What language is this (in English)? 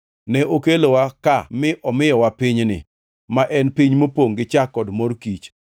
Luo (Kenya and Tanzania)